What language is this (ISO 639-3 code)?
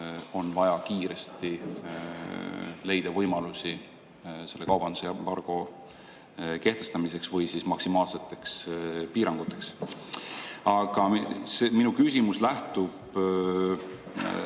est